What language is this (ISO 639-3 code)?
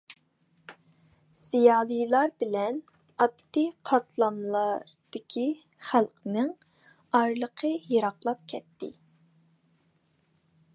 uig